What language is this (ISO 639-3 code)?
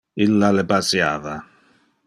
ina